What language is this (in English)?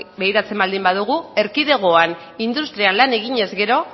Basque